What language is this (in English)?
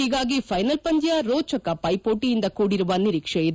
Kannada